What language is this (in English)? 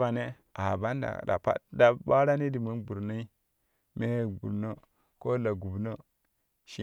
Kushi